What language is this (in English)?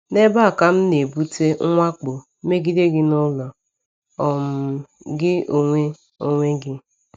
Igbo